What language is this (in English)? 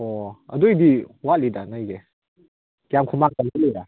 Manipuri